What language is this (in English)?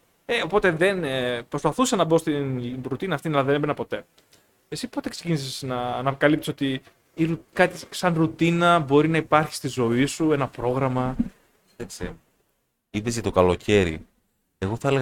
Greek